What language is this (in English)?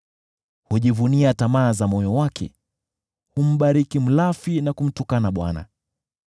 Swahili